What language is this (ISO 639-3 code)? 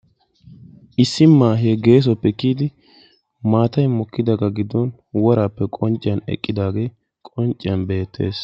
wal